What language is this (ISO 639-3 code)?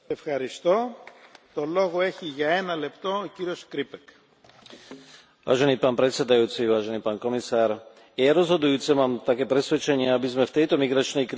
slk